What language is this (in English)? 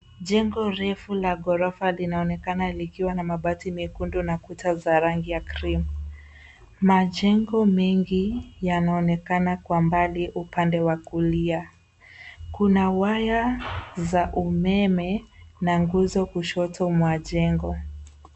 Swahili